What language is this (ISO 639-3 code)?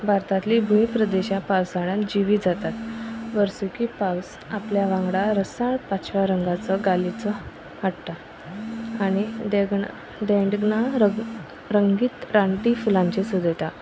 kok